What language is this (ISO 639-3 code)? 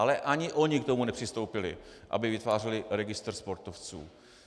ces